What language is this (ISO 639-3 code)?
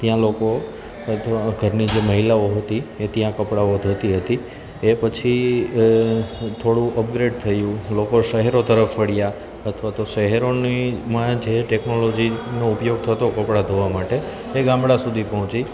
guj